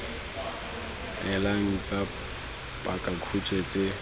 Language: Tswana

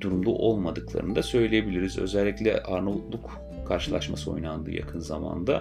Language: Turkish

